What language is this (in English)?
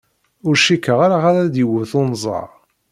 Kabyle